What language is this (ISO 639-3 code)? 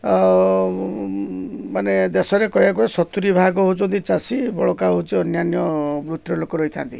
ori